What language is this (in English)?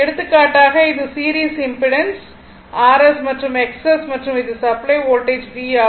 Tamil